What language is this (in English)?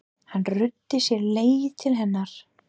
Icelandic